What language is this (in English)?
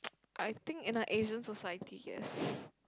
English